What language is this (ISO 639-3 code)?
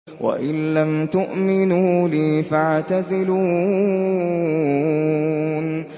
ara